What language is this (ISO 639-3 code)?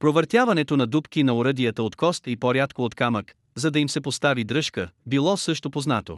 bul